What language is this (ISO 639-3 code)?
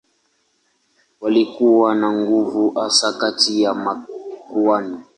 swa